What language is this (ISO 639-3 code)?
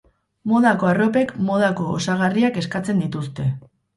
eus